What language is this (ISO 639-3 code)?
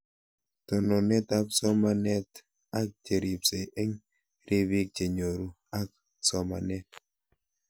kln